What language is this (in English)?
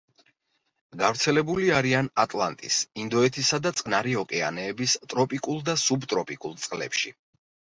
Georgian